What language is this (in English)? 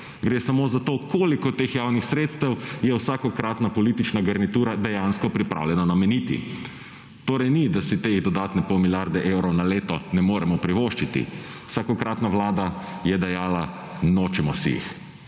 Slovenian